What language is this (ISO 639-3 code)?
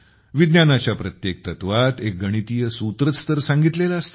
mar